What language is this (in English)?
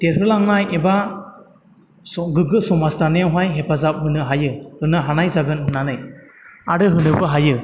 Bodo